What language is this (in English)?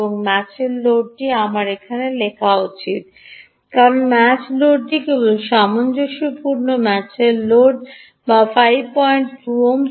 Bangla